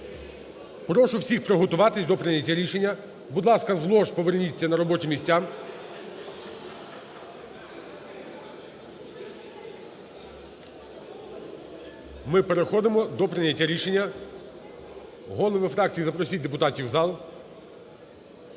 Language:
Ukrainian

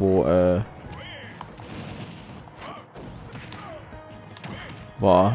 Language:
German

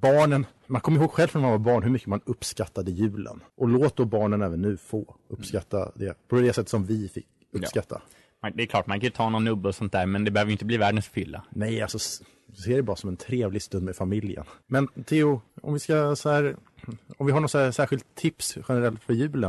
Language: Swedish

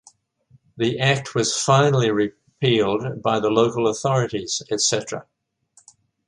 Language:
English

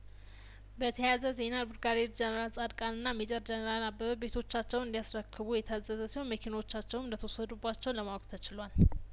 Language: Amharic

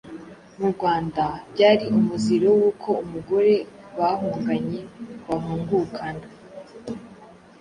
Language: Kinyarwanda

